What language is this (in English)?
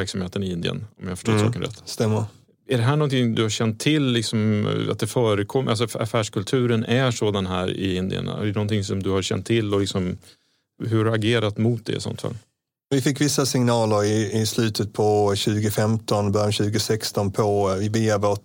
Swedish